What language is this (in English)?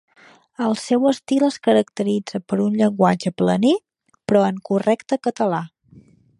Catalan